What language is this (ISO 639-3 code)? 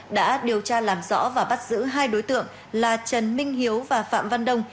vie